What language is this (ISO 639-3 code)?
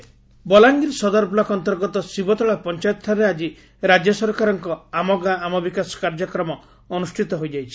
ori